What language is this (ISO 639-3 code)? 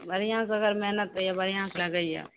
mai